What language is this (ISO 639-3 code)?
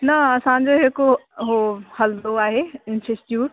snd